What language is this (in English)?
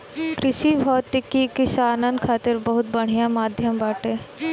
Bhojpuri